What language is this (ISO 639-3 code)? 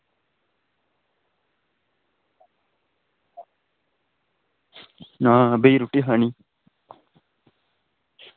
doi